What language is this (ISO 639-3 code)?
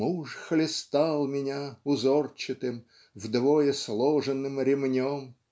rus